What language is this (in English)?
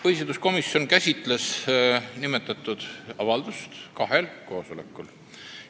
Estonian